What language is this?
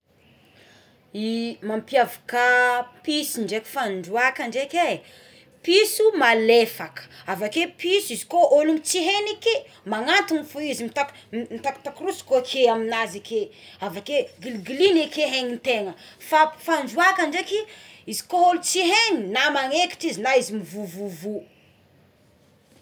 Tsimihety Malagasy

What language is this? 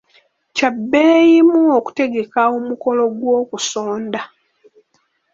Ganda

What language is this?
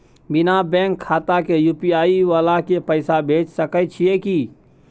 Maithili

